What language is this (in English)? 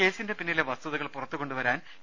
Malayalam